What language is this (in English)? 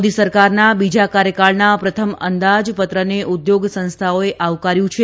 Gujarati